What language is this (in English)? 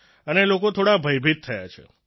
Gujarati